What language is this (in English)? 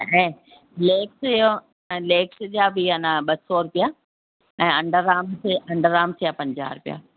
Sindhi